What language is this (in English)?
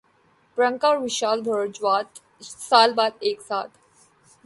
Urdu